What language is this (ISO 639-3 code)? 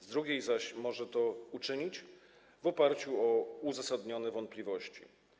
pol